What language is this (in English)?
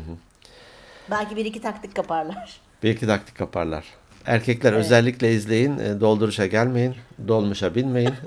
Turkish